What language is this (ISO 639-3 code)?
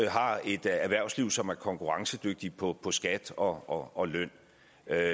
dan